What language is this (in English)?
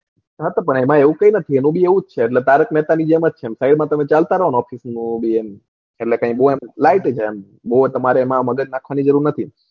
Gujarati